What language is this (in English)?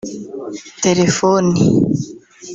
Kinyarwanda